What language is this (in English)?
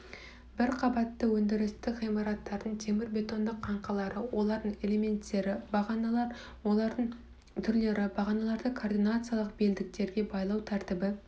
Kazakh